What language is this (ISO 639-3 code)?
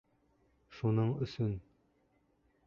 bak